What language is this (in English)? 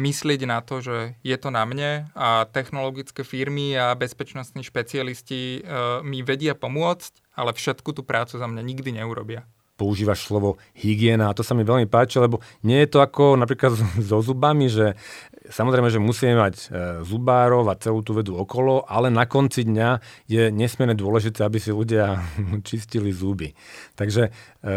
Slovak